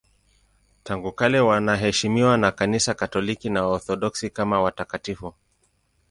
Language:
Swahili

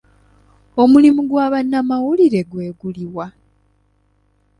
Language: Ganda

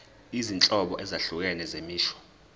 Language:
Zulu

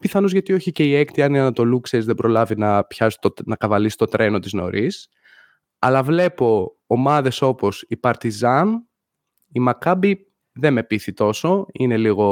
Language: Greek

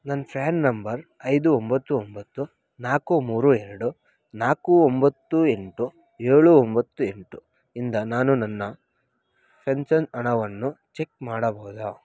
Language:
Kannada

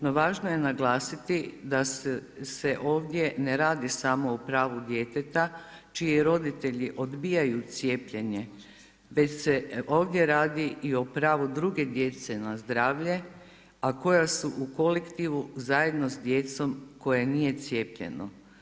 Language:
Croatian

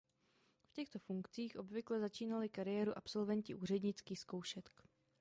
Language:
Czech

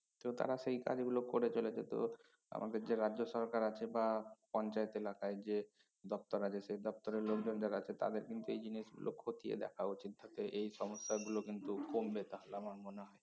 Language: Bangla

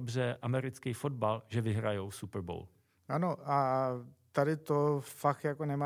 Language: Czech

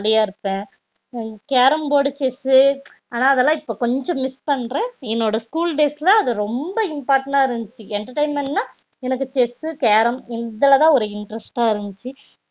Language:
Tamil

